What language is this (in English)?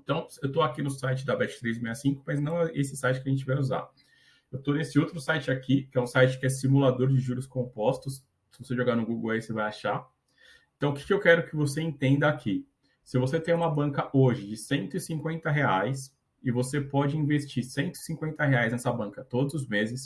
Portuguese